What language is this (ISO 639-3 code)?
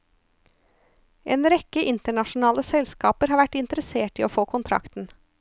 nor